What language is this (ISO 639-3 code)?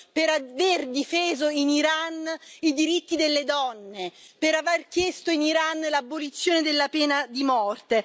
ita